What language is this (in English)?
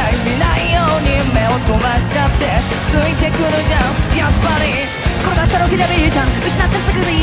Japanese